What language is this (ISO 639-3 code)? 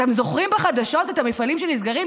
heb